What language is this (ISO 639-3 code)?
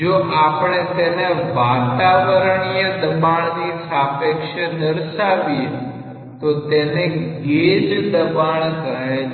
guj